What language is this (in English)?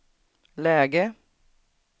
Swedish